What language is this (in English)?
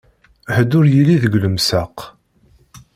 Kabyle